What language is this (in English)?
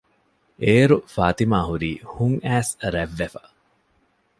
Divehi